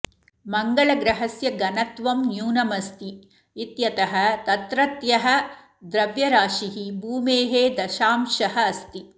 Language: Sanskrit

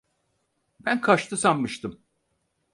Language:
Turkish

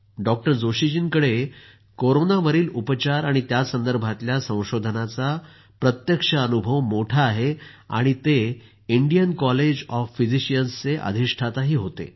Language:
Marathi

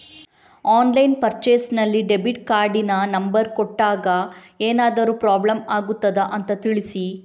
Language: Kannada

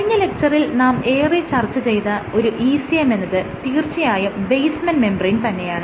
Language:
Malayalam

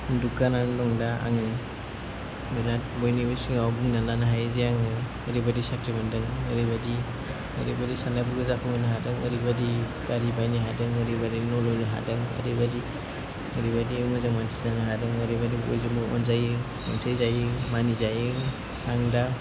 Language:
Bodo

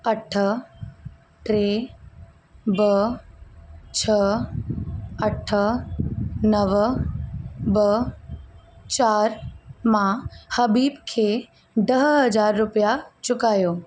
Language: Sindhi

